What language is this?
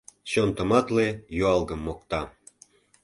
Mari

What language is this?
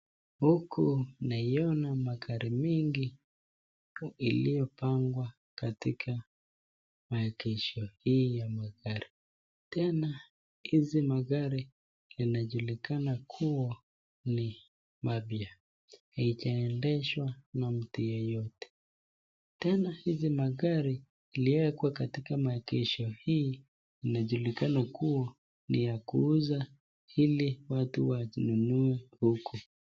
Swahili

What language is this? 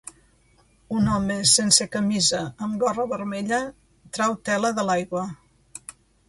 Catalan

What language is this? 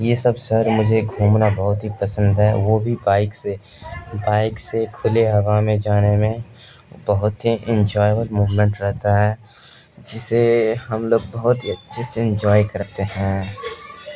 Urdu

